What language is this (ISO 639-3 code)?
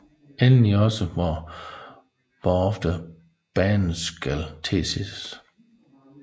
dan